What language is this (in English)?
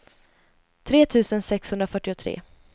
Swedish